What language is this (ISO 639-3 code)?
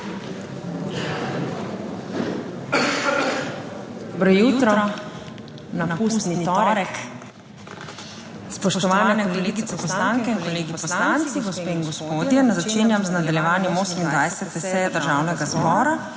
slv